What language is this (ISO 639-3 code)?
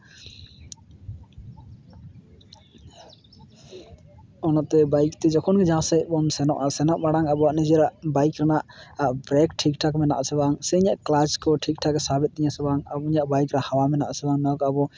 sat